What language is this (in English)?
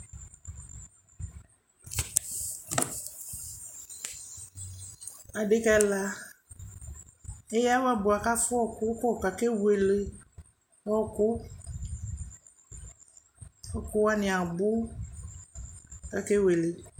Ikposo